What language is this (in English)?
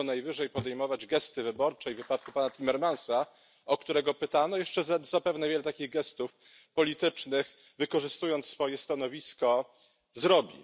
Polish